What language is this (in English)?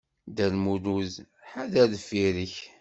Kabyle